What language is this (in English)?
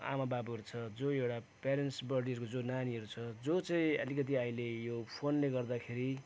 Nepali